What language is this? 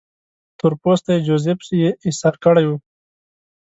Pashto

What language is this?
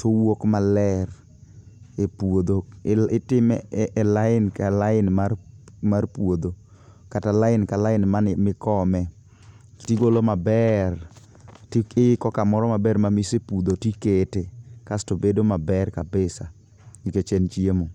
Luo (Kenya and Tanzania)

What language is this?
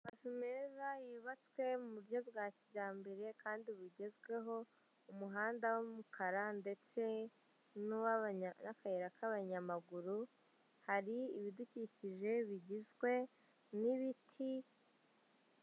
Kinyarwanda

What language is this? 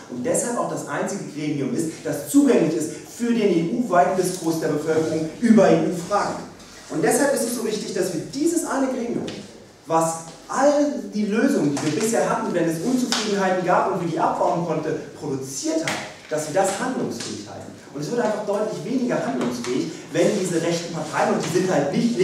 German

